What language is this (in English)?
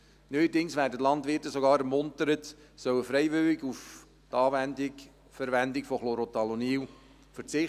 Swiss German